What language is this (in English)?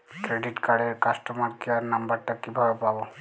Bangla